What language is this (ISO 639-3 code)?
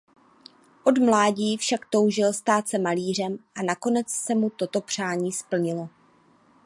ces